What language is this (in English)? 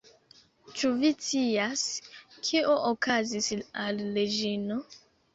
Esperanto